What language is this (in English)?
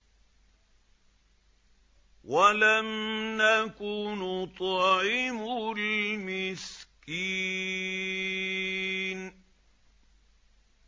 Arabic